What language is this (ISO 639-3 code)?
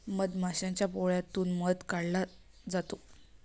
mar